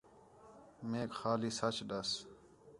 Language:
Khetrani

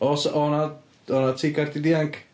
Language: Welsh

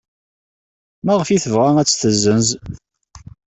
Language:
Kabyle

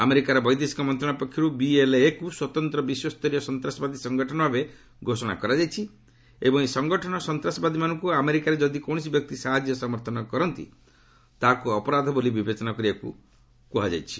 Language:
Odia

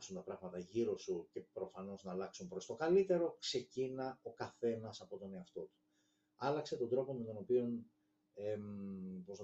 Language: Greek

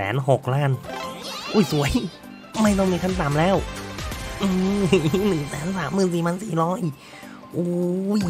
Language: Thai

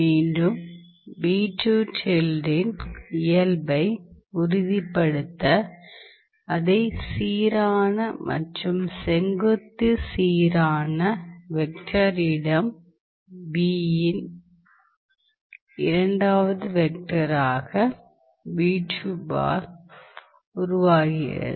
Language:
Tamil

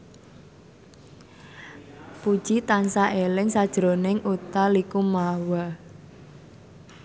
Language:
Javanese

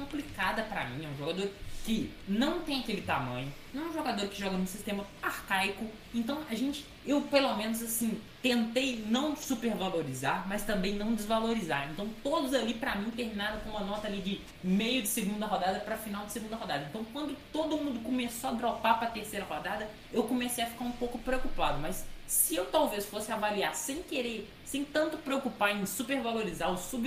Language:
Portuguese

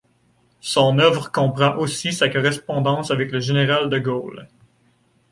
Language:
French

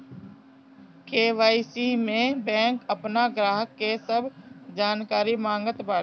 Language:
Bhojpuri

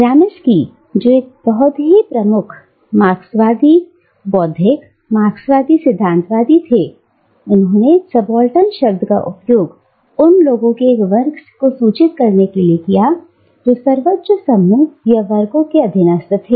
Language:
Hindi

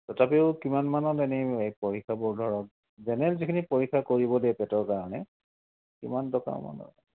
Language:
Assamese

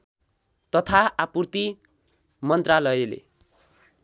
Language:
Nepali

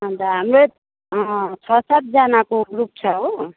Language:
Nepali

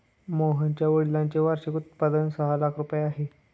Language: Marathi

